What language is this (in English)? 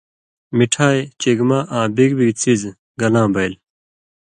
Indus Kohistani